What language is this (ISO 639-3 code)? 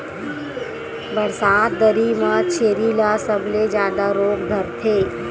hne